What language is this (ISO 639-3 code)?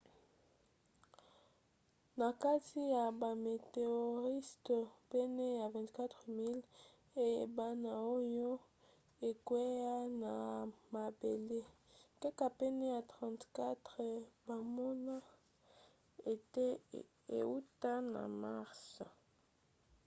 lin